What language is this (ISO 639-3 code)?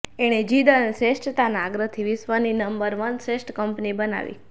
guj